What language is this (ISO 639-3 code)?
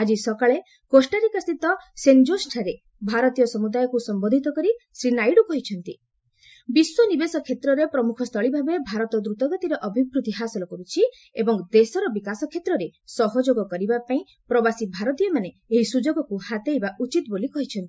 ori